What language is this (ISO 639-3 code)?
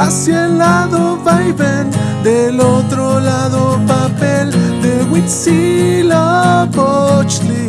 spa